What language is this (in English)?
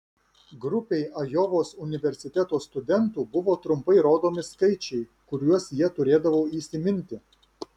Lithuanian